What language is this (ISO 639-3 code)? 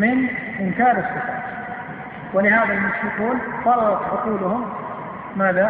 ara